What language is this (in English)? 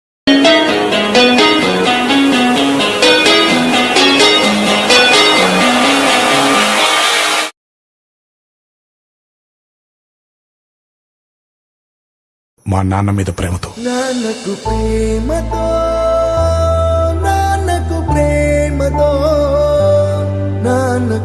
Telugu